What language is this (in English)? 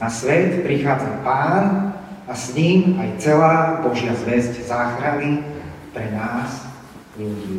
Slovak